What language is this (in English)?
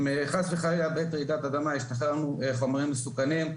Hebrew